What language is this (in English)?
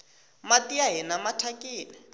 Tsonga